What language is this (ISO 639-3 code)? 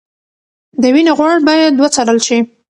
pus